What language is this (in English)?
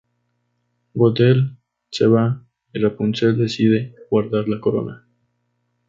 Spanish